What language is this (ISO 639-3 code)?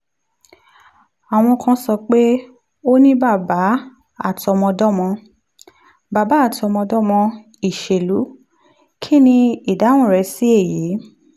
yor